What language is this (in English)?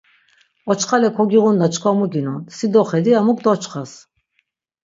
Laz